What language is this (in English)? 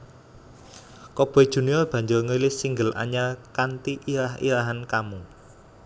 Javanese